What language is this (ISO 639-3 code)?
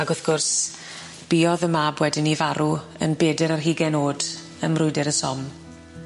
cym